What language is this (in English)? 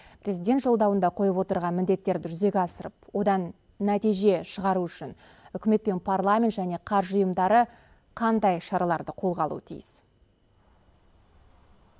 Kazakh